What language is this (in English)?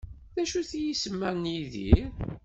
Kabyle